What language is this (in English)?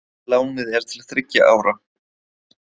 Icelandic